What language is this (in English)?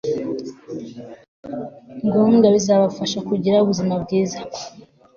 Kinyarwanda